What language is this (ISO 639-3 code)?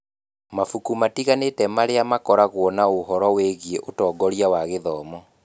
kik